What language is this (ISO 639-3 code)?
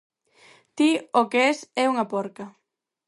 glg